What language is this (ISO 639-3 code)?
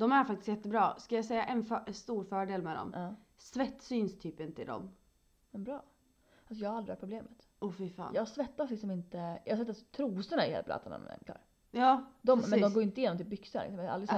swe